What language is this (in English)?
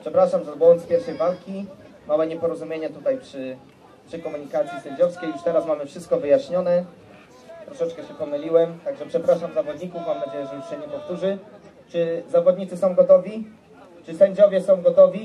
Polish